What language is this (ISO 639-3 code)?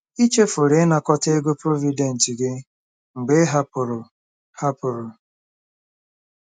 ibo